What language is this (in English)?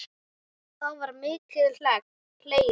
Icelandic